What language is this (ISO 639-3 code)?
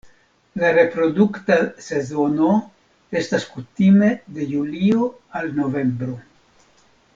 epo